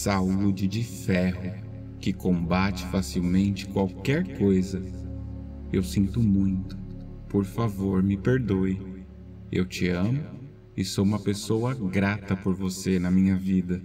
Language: Portuguese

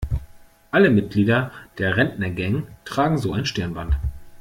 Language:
German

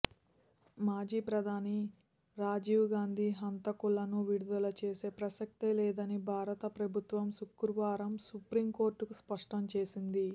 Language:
Telugu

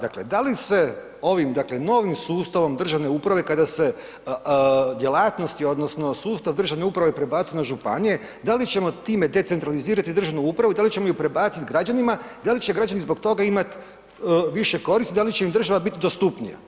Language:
Croatian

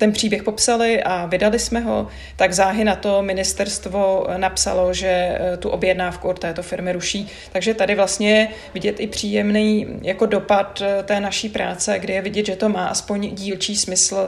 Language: Czech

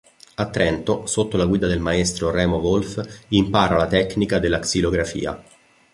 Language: Italian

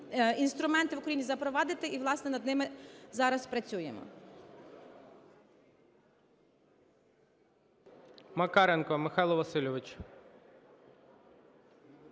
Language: Ukrainian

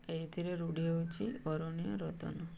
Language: Odia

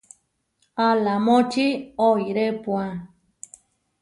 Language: Huarijio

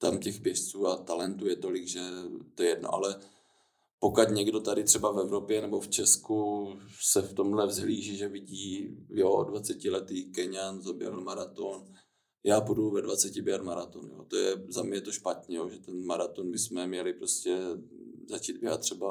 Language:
Czech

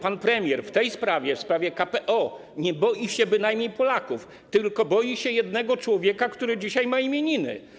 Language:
Polish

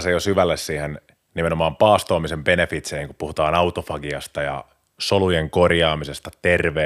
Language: Finnish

